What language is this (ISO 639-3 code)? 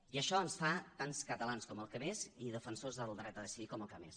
cat